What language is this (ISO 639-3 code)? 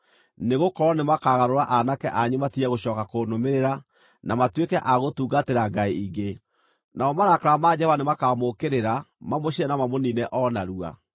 kik